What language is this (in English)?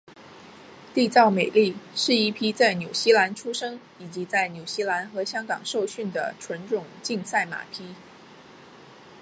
Chinese